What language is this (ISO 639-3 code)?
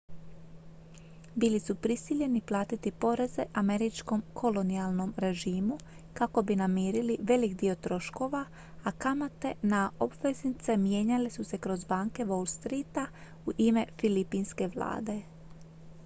hrv